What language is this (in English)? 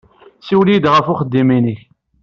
Kabyle